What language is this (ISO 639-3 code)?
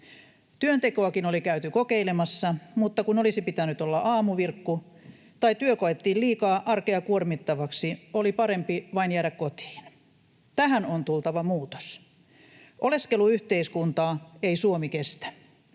fin